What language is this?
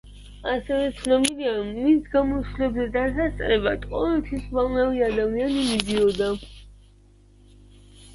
Georgian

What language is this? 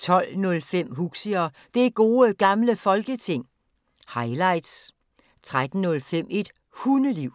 Danish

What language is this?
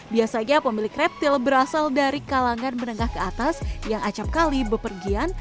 Indonesian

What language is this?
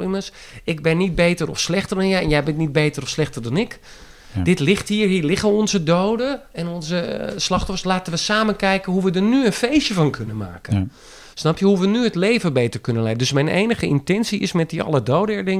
Dutch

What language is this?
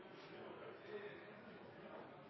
Norwegian Nynorsk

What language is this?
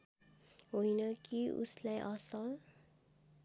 Nepali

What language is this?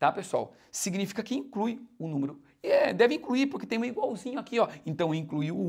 Portuguese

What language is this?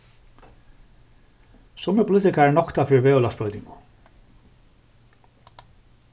Faroese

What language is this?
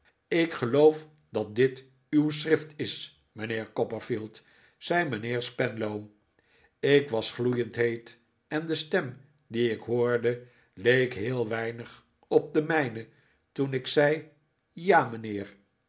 Dutch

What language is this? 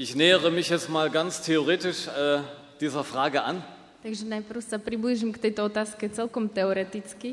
Slovak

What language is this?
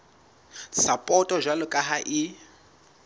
Southern Sotho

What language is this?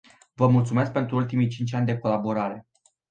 Romanian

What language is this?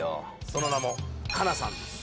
Japanese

